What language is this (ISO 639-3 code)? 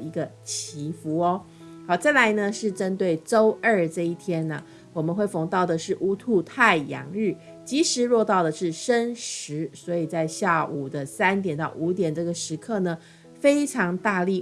zho